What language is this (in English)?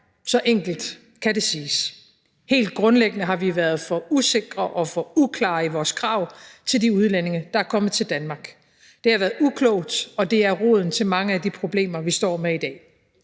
Danish